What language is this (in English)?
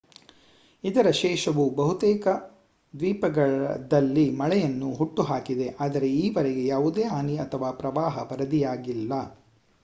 Kannada